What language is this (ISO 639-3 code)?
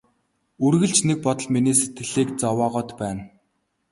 mon